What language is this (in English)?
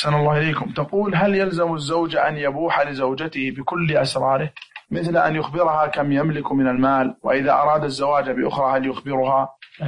Arabic